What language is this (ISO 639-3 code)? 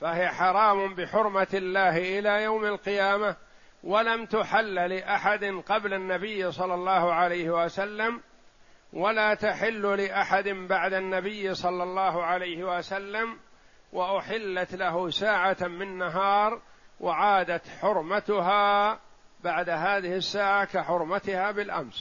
ara